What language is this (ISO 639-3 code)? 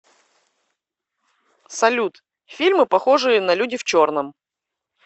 rus